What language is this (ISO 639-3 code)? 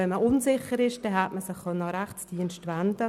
gsw